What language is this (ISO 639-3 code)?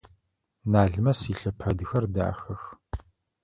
ady